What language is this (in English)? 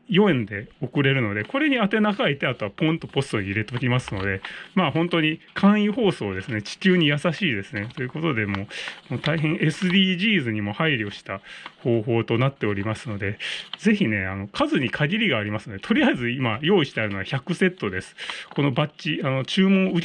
Japanese